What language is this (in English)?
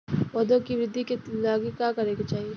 Bhojpuri